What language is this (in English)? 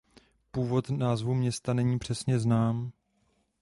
Czech